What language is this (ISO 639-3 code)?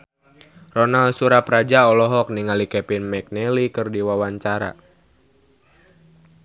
sun